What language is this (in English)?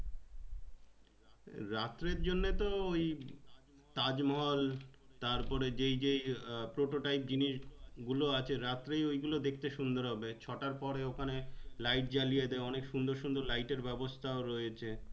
Bangla